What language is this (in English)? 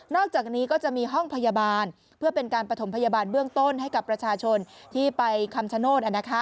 Thai